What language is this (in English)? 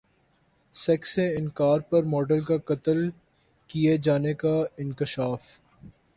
Urdu